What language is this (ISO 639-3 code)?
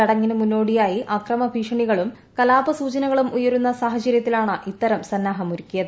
mal